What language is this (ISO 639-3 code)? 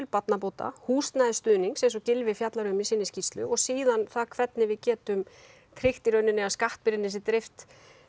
isl